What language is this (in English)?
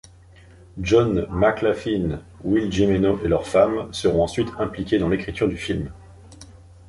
French